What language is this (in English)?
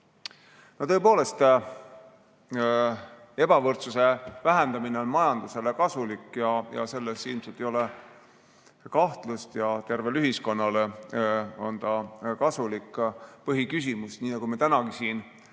Estonian